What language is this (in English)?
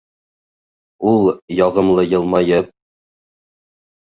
Bashkir